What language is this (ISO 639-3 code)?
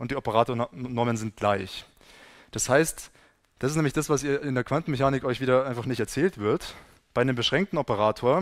deu